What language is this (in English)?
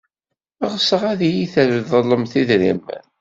Kabyle